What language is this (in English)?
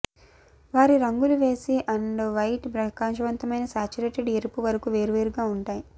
Telugu